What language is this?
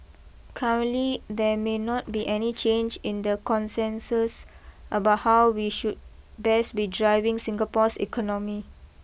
English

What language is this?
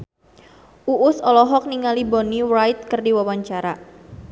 Sundanese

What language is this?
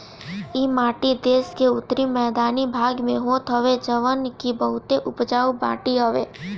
Bhojpuri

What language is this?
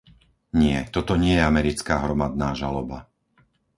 Slovak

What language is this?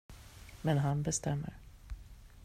Swedish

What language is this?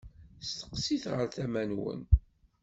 Kabyle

